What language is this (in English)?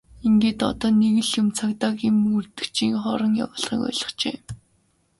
Mongolian